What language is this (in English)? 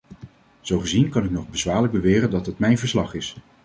Dutch